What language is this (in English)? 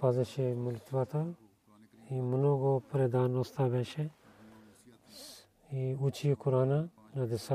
Bulgarian